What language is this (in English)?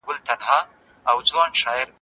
Pashto